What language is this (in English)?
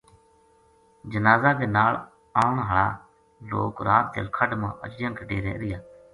Gujari